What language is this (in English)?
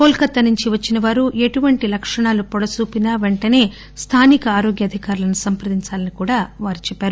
Telugu